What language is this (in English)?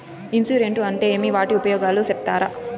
Telugu